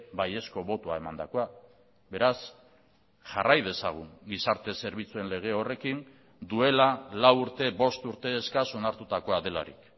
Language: Basque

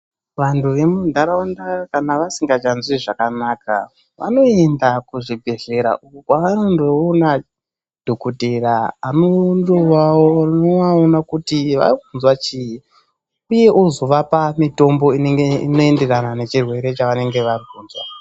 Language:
Ndau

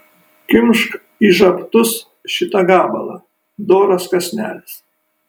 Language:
Lithuanian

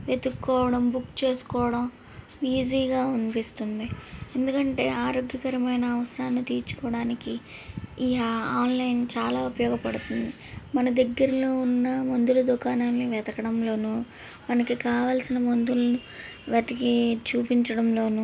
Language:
Telugu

